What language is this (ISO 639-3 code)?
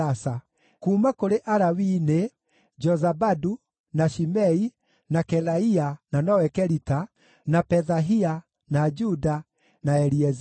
kik